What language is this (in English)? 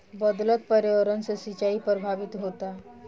Bhojpuri